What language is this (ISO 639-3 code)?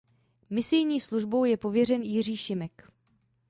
ces